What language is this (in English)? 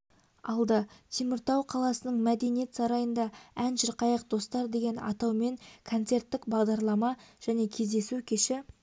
Kazakh